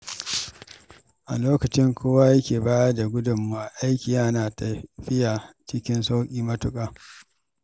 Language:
Hausa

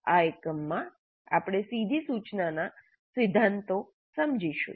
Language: Gujarati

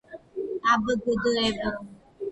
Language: Georgian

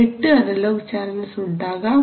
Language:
Malayalam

